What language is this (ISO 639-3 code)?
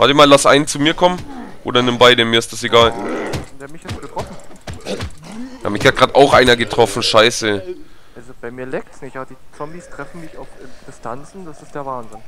deu